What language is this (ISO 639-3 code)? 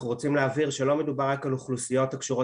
heb